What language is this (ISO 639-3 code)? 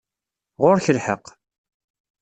kab